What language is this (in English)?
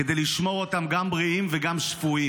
Hebrew